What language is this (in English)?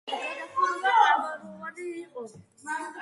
Georgian